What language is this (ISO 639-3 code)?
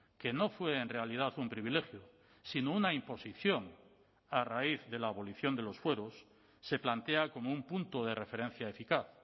spa